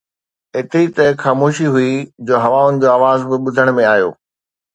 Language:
Sindhi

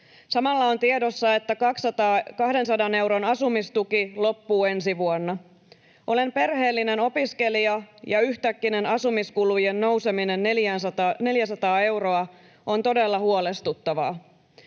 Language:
Finnish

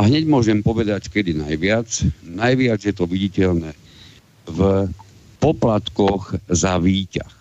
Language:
Slovak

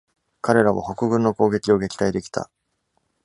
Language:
Japanese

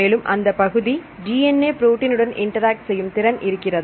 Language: Tamil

